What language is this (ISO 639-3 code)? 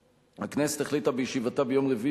heb